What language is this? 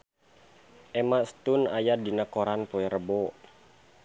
Sundanese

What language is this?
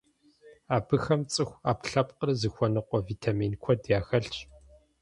Kabardian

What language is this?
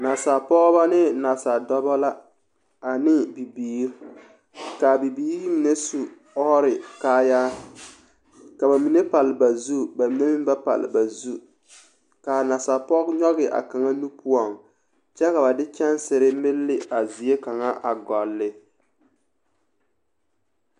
Southern Dagaare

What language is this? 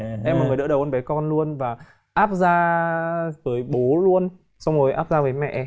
Vietnamese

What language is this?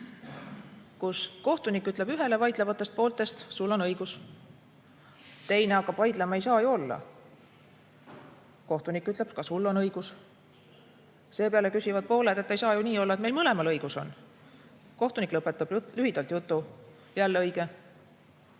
Estonian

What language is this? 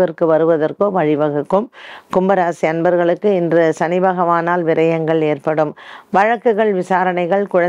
Dutch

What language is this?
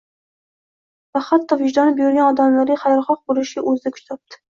Uzbek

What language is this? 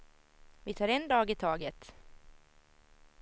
Swedish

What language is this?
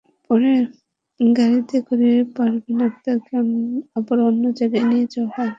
Bangla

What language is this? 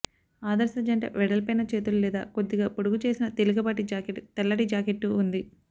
Telugu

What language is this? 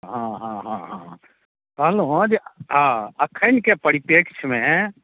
Maithili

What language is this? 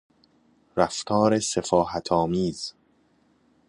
Persian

